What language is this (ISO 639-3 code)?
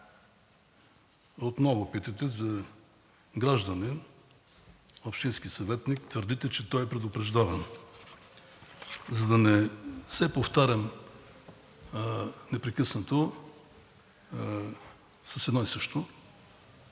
bul